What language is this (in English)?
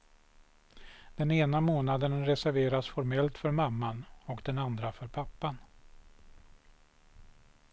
Swedish